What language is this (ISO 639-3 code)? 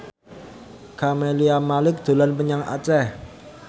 jav